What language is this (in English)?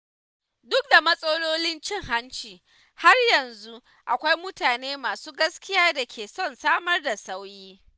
Hausa